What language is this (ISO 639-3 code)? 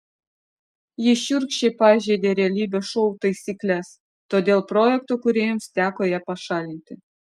lit